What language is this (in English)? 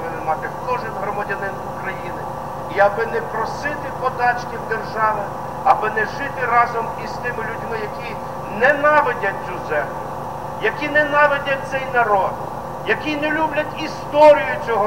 Ukrainian